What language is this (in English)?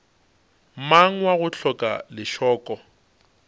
Northern Sotho